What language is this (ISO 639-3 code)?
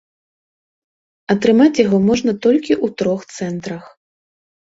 bel